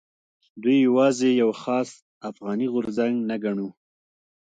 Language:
Pashto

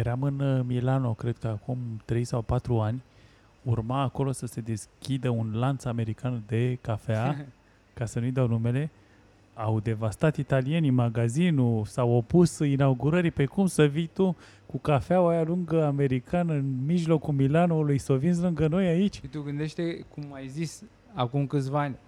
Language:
Romanian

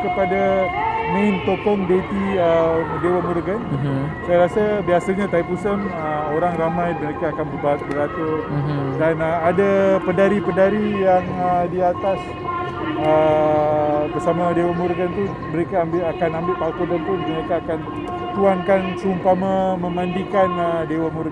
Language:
Malay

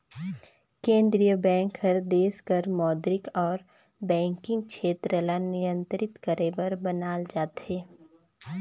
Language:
Chhattisgarhi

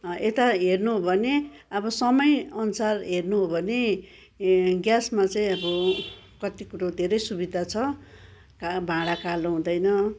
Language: Nepali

